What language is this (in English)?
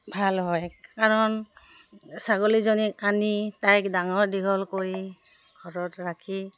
Assamese